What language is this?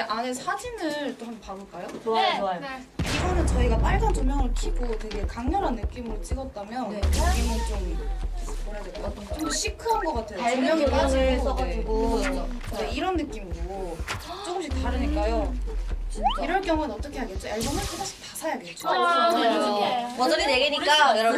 Korean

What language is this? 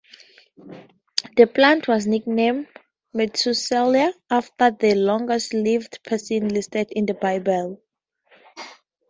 English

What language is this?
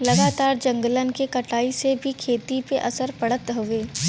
Bhojpuri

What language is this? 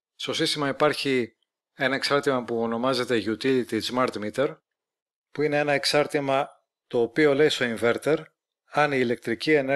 Greek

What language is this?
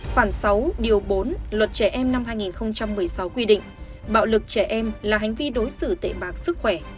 Vietnamese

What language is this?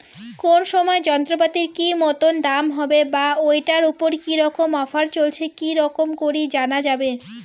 Bangla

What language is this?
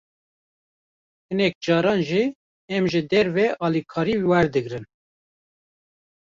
Kurdish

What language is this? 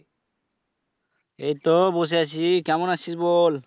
Bangla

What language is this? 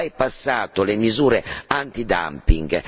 Italian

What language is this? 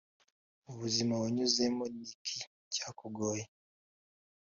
Kinyarwanda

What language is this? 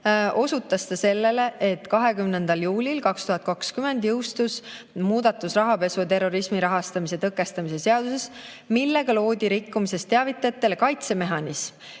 Estonian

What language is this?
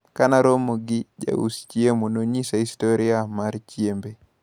Luo (Kenya and Tanzania)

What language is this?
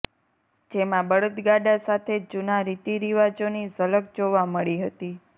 Gujarati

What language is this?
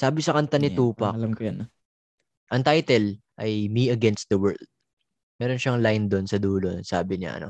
Filipino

